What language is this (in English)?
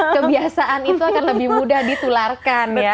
Indonesian